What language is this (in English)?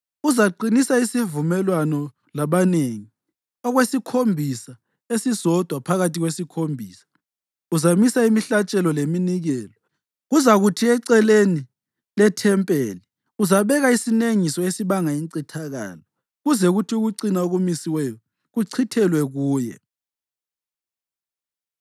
North Ndebele